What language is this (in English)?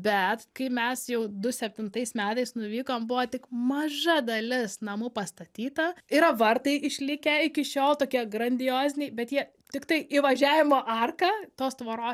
Lithuanian